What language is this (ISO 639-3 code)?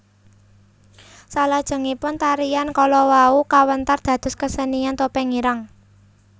jav